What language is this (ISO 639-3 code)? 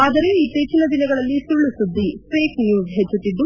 kan